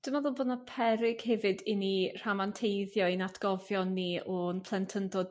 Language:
Welsh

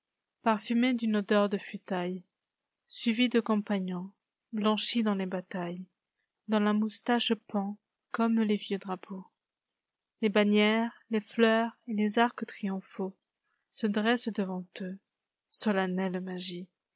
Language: French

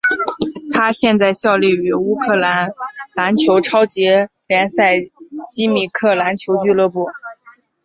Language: Chinese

